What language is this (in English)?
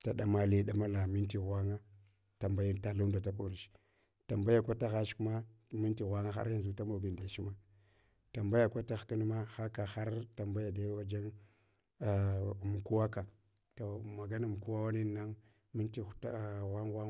Hwana